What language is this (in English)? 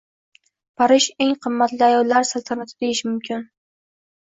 Uzbek